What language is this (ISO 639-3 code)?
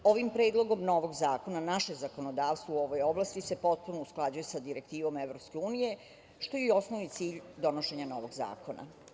srp